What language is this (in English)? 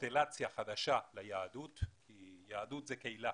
Hebrew